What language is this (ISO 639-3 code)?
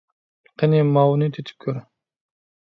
uig